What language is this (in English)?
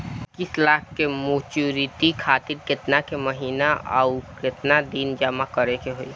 Bhojpuri